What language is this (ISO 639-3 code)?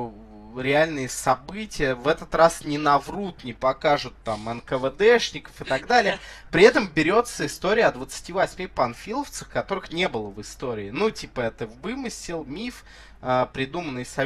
rus